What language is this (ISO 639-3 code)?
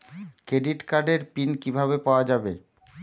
ben